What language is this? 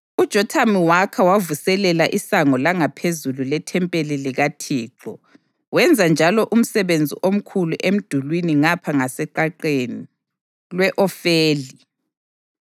North Ndebele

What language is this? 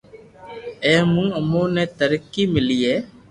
Loarki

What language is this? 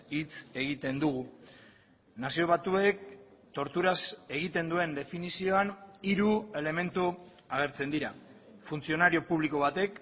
Basque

